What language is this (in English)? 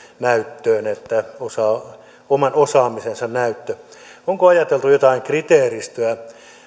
Finnish